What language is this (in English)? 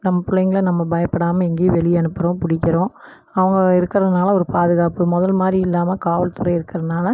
Tamil